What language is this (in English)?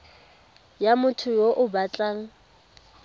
Tswana